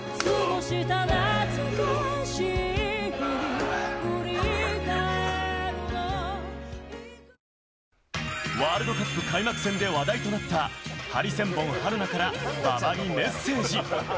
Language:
Japanese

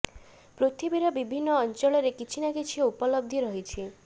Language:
Odia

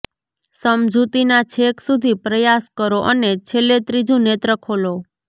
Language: Gujarati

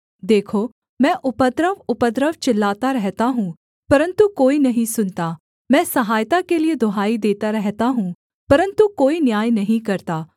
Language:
Hindi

